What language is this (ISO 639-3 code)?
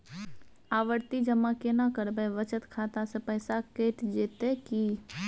mai